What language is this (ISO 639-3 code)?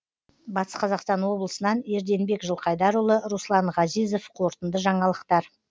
kaz